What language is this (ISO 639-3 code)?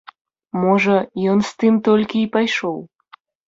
bel